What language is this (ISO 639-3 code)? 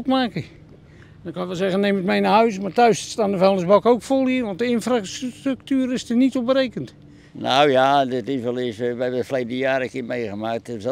nld